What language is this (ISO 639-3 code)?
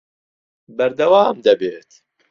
ckb